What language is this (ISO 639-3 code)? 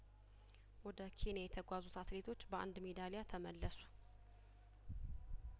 amh